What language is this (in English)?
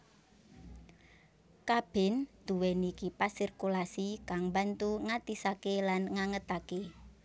Javanese